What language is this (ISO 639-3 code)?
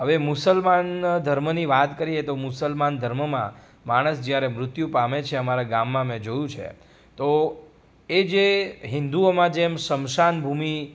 guj